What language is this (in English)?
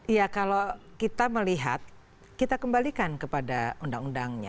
Indonesian